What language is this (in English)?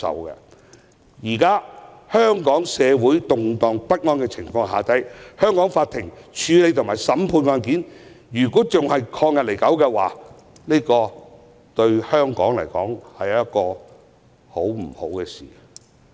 Cantonese